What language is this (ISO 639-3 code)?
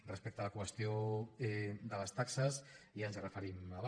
cat